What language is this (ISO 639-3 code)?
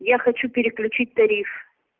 rus